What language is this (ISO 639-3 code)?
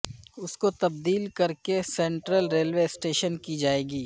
urd